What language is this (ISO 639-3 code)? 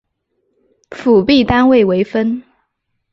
zho